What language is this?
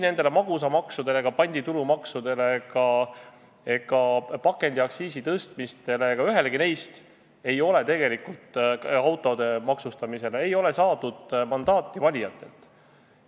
Estonian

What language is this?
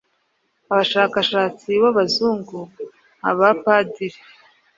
Kinyarwanda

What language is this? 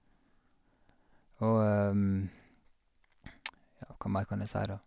Norwegian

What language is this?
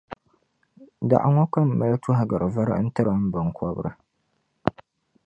Dagbani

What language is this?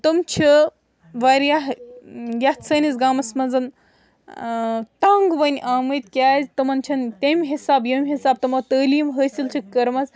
Kashmiri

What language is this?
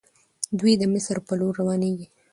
Pashto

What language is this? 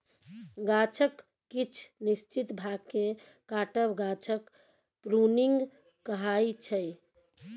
Maithili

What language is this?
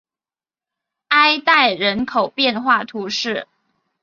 Chinese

